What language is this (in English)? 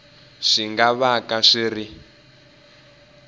Tsonga